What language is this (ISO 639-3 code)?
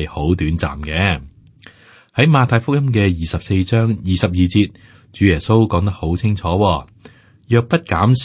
zho